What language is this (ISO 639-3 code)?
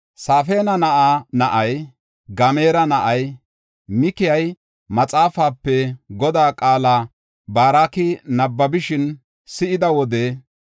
gof